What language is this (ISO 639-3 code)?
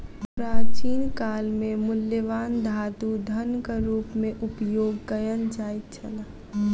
mai